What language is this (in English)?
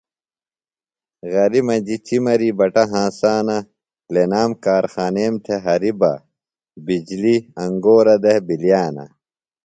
Phalura